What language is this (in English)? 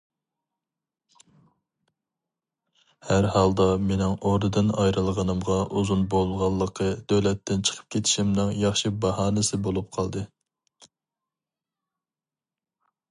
Uyghur